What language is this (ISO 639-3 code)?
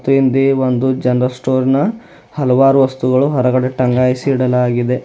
kan